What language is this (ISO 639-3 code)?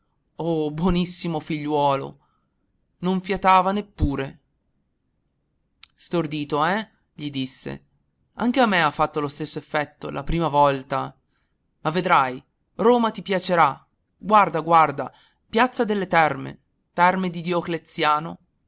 ita